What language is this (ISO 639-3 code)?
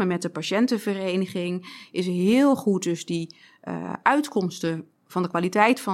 nld